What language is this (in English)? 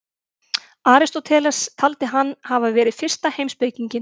Icelandic